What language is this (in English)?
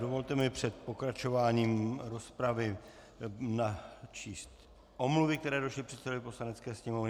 Czech